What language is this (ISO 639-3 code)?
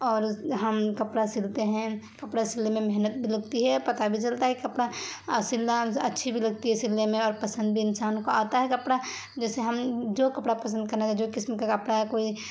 urd